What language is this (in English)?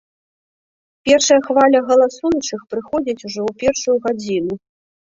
Belarusian